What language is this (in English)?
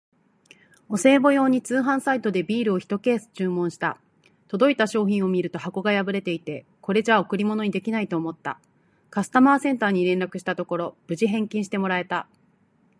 Japanese